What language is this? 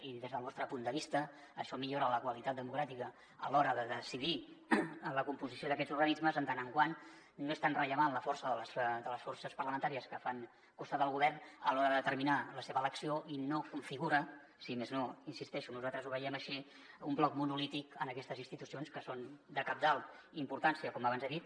Catalan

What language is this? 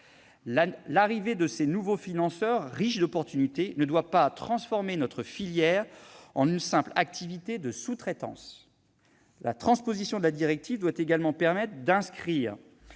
French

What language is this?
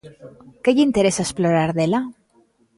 Galician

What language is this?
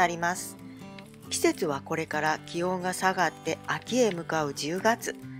Japanese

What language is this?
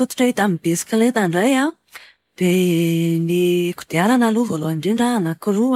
Malagasy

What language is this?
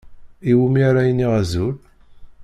Kabyle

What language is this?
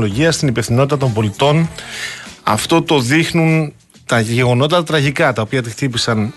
Greek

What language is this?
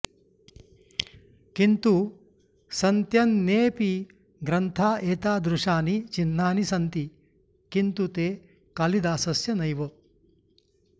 Sanskrit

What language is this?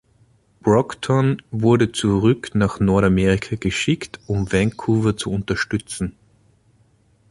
German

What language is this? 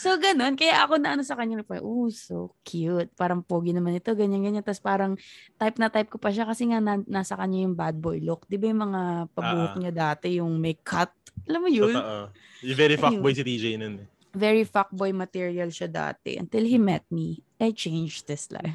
Filipino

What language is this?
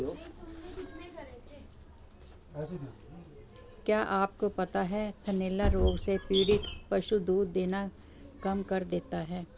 Hindi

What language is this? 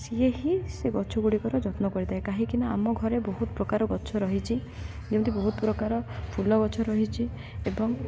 Odia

